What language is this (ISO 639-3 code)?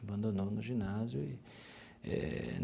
por